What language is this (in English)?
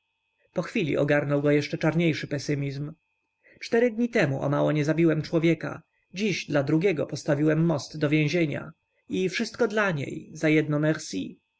Polish